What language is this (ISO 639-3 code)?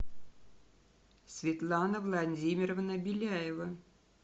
rus